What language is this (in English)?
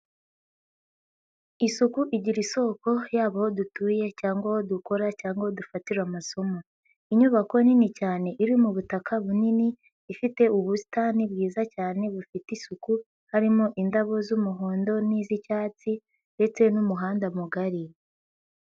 Kinyarwanda